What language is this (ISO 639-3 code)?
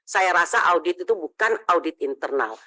ind